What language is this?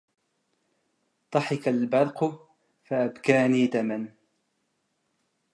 Arabic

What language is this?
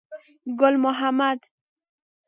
Pashto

